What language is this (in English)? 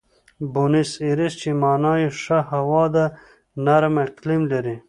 Pashto